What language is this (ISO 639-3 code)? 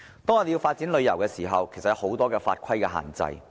yue